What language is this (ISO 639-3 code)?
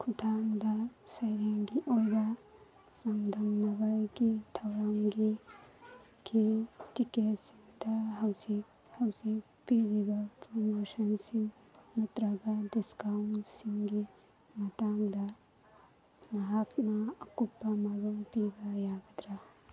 mni